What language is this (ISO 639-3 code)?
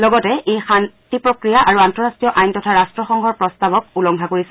asm